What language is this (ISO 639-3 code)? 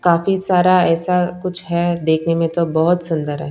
hin